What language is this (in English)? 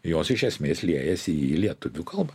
Lithuanian